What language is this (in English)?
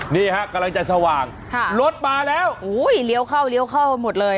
Thai